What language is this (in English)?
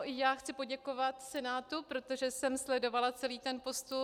Czech